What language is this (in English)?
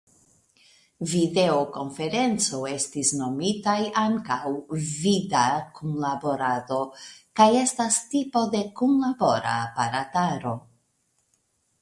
Esperanto